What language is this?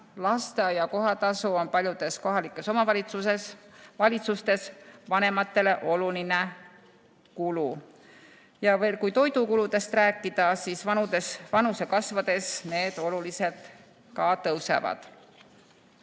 Estonian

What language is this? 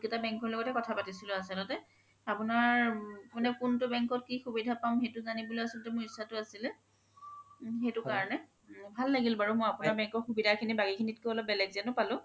Assamese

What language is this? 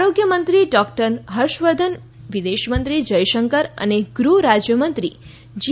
Gujarati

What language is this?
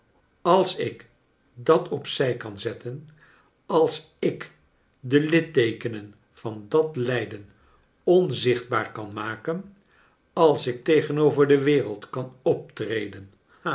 Dutch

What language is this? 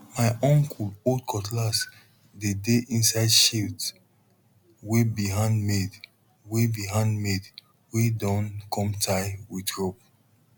Nigerian Pidgin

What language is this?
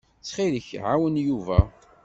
Kabyle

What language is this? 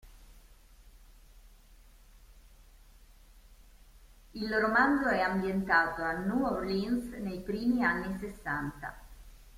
Italian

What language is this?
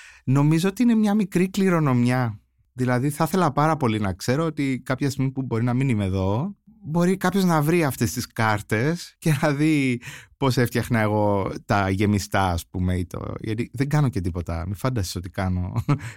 Greek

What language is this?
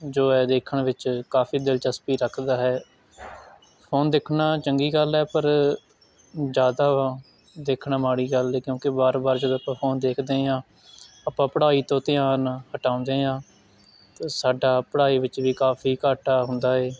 Punjabi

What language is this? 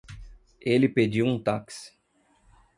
Portuguese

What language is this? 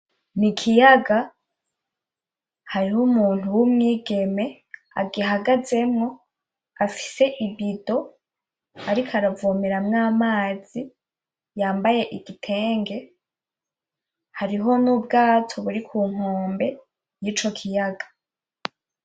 Rundi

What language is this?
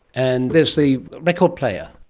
English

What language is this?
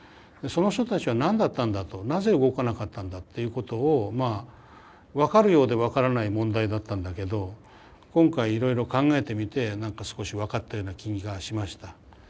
Japanese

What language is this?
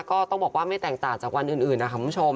Thai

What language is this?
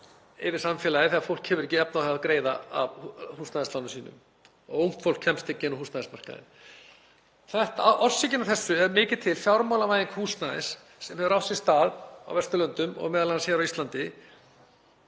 Icelandic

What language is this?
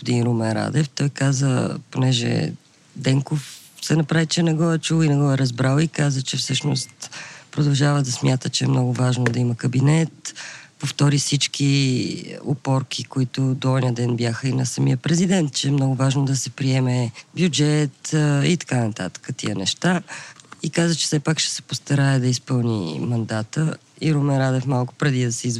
Bulgarian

